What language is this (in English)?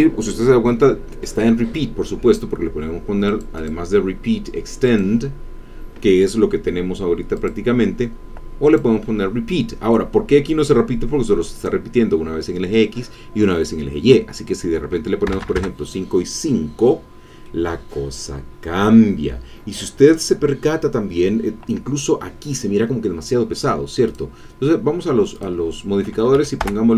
Spanish